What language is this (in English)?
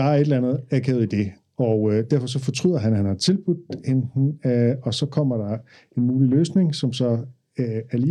Danish